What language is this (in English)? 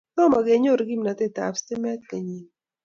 Kalenjin